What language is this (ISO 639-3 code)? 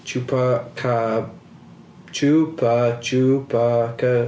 eng